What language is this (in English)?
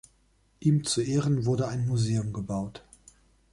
German